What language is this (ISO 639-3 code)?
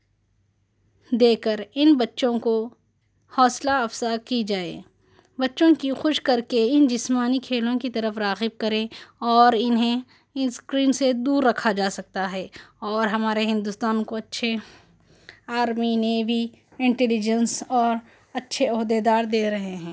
urd